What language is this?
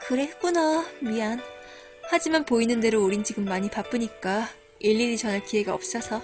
Korean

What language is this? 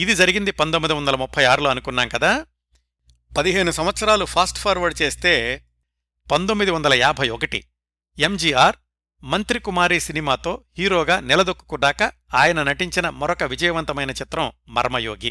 Telugu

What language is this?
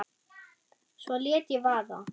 Icelandic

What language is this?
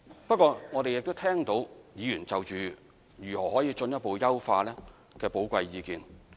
Cantonese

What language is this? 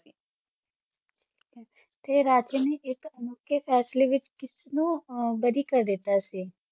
Punjabi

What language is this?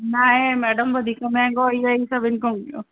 Sindhi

